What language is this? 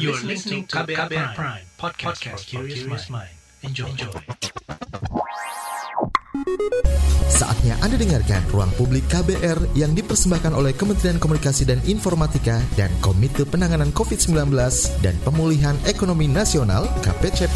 Indonesian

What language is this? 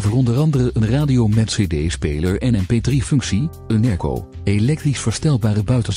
Dutch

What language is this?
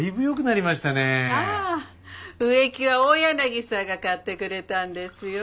Japanese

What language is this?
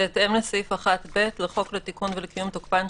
Hebrew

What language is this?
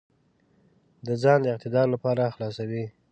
Pashto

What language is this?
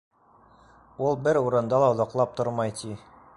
Bashkir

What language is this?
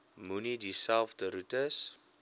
Afrikaans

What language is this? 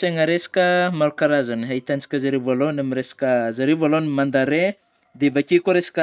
Northern Betsimisaraka Malagasy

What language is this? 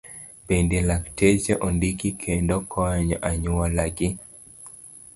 Luo (Kenya and Tanzania)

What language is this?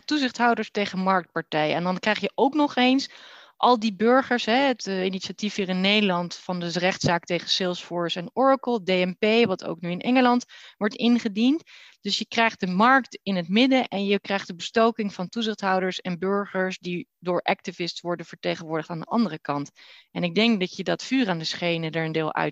Dutch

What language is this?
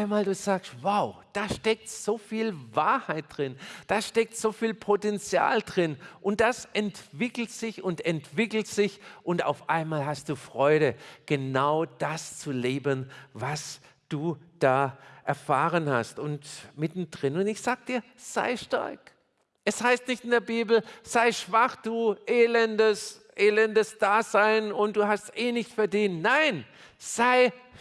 German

